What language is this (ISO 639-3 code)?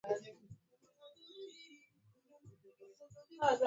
swa